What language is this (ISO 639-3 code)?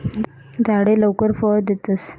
mar